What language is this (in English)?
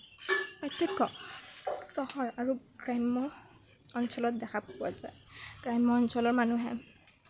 Assamese